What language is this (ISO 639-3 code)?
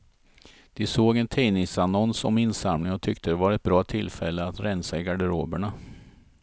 swe